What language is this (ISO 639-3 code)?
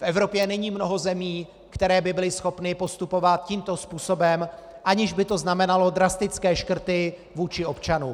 ces